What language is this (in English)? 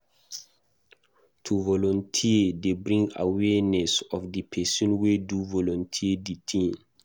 Nigerian Pidgin